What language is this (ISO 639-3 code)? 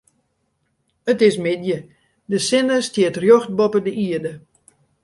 fry